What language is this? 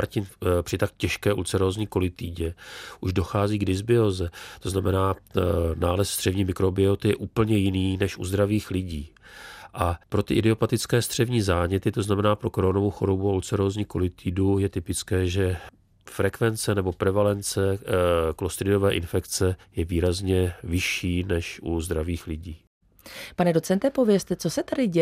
Czech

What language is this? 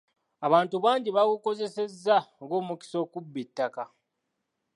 Ganda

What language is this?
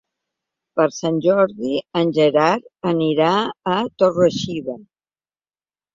Catalan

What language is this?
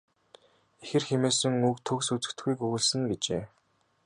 Mongolian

